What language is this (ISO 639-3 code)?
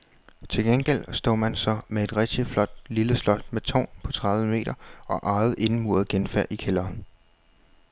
dan